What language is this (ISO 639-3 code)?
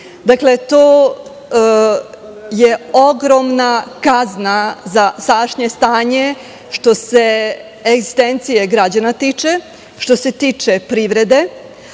srp